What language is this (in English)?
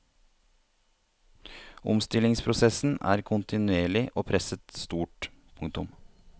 Norwegian